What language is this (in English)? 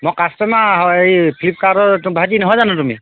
Assamese